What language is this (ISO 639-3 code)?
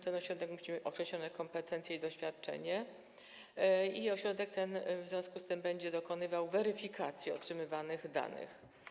pol